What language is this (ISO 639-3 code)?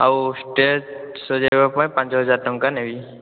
ori